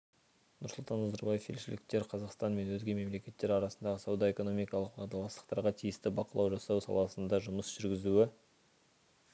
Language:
Kazakh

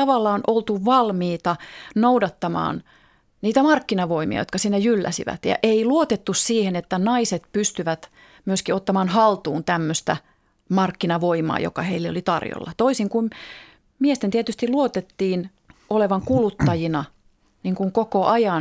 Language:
Finnish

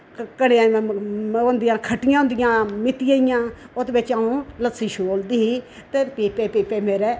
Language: Dogri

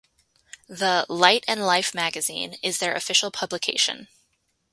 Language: English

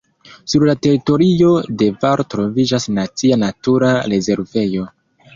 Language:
Esperanto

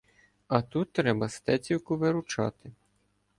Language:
Ukrainian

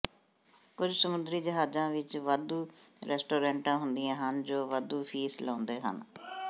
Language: Punjabi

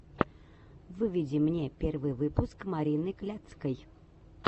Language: Russian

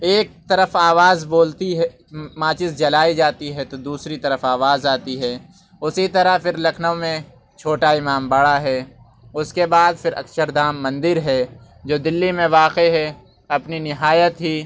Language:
Urdu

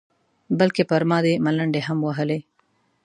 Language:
Pashto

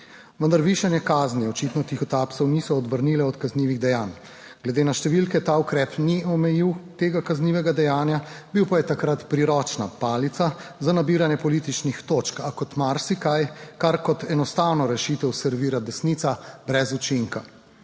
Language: Slovenian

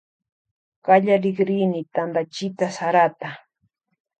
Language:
Loja Highland Quichua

